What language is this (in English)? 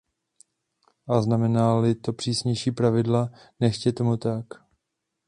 Czech